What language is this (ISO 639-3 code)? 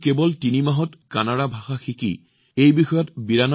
asm